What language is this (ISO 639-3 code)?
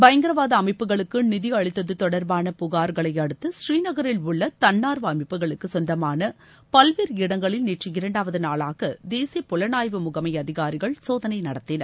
tam